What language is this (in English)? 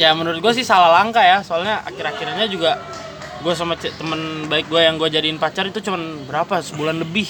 Indonesian